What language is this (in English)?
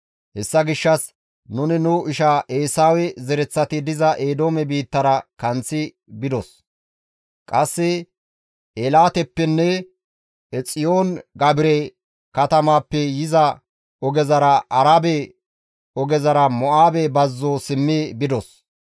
Gamo